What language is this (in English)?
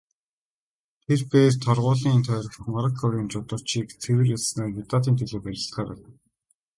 Mongolian